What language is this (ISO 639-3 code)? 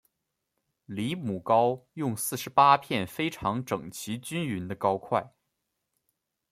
zho